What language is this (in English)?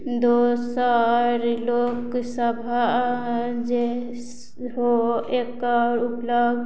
Maithili